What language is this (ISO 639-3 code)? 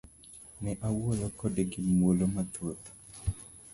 luo